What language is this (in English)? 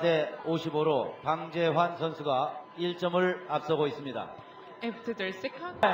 Korean